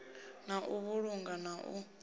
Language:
Venda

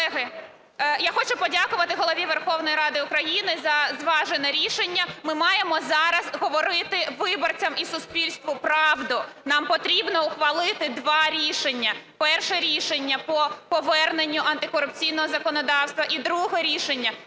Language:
Ukrainian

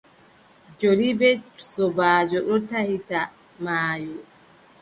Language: Adamawa Fulfulde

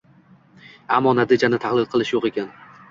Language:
Uzbek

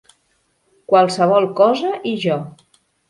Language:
Catalan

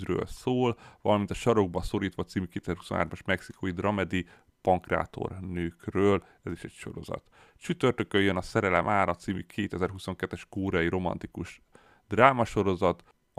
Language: Hungarian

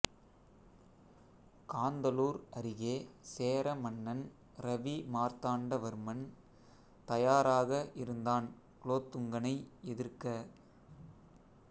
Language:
Tamil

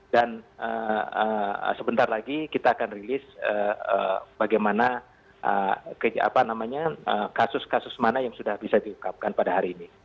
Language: Indonesian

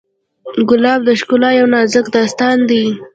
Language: Pashto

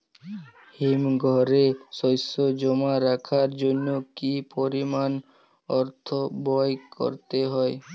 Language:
Bangla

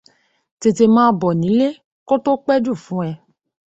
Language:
Yoruba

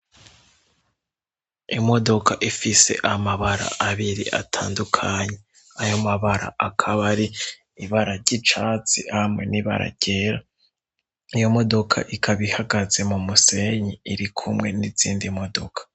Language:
Rundi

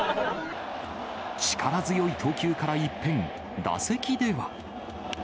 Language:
Japanese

